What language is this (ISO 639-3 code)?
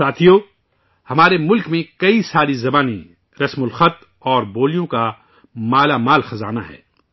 urd